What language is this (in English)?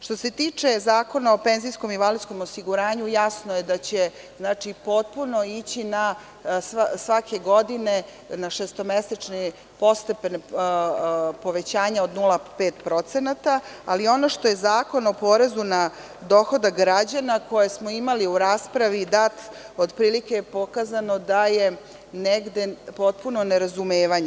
Serbian